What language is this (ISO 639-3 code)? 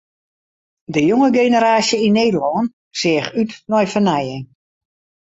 fry